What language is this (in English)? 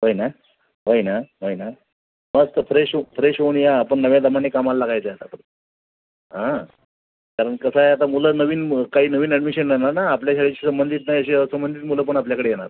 Marathi